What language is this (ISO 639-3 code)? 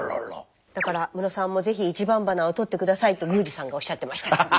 jpn